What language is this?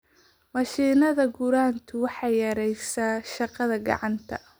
Somali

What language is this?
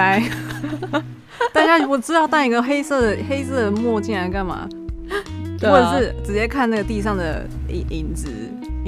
Chinese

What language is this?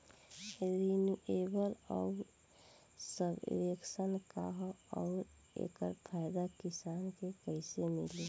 Bhojpuri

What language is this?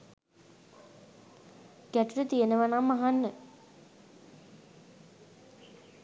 Sinhala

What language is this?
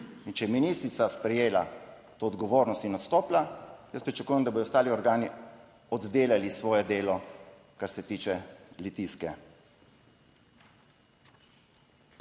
Slovenian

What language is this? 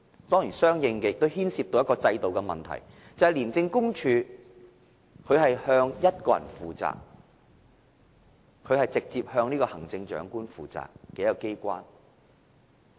Cantonese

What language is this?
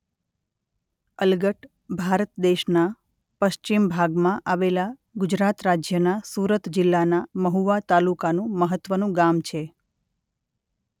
Gujarati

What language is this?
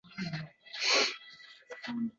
Uzbek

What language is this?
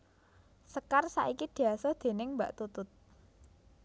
Javanese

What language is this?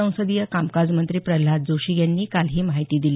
Marathi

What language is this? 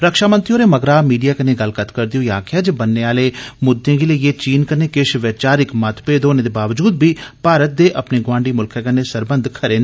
Dogri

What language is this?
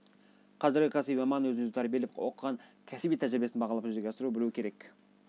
Kazakh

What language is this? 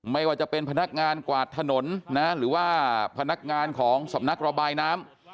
Thai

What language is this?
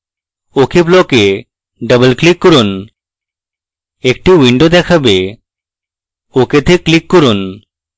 Bangla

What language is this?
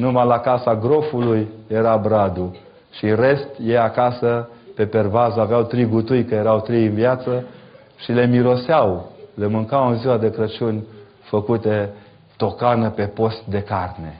Romanian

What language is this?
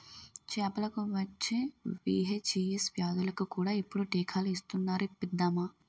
Telugu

